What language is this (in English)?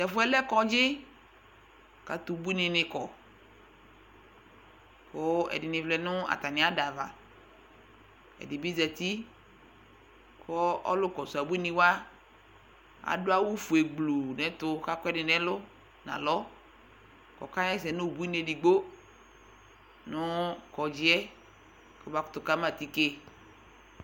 Ikposo